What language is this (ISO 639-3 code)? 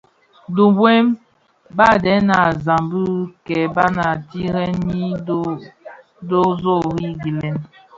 ksf